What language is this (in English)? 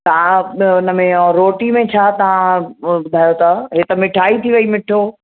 Sindhi